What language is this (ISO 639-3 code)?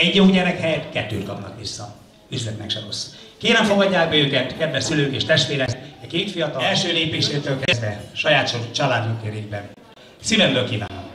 hun